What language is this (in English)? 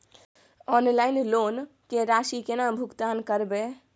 Maithili